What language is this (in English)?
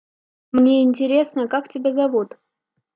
Russian